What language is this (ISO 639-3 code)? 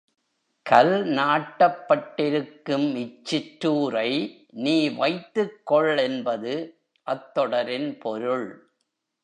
tam